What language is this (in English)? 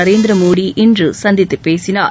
Tamil